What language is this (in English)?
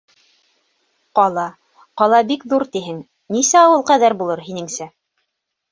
Bashkir